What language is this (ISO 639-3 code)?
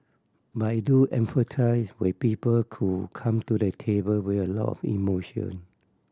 eng